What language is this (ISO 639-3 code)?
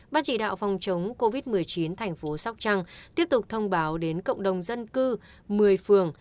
vie